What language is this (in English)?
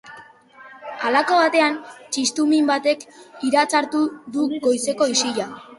Basque